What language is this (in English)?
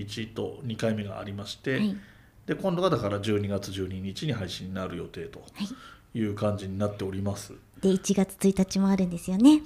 Japanese